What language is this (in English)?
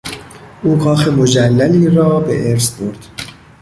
Persian